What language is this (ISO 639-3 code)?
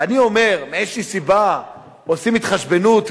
heb